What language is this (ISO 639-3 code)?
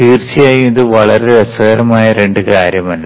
mal